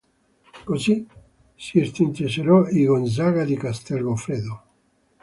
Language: Italian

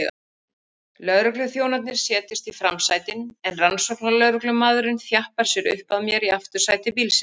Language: Icelandic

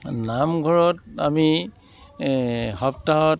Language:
Assamese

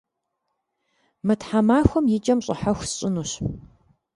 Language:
Kabardian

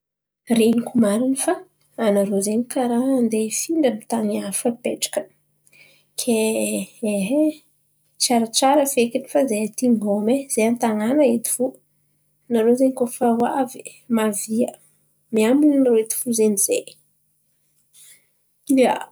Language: Antankarana Malagasy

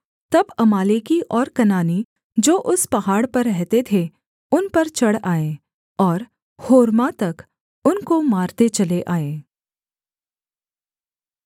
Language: Hindi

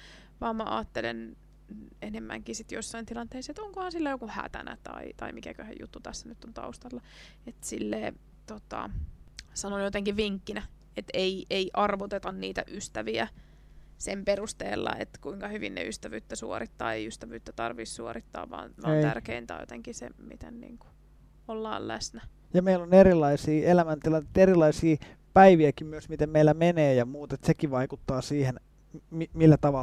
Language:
Finnish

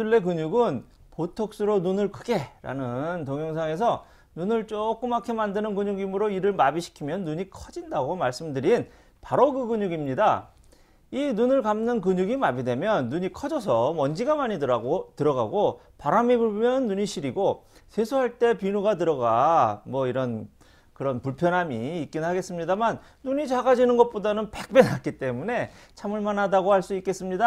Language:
Korean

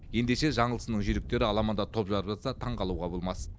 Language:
Kazakh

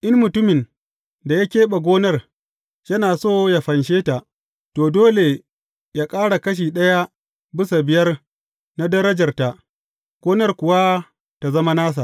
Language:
Hausa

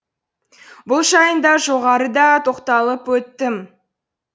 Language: Kazakh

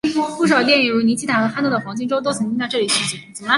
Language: Chinese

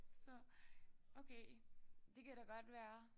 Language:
Danish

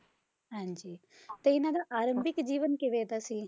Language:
Punjabi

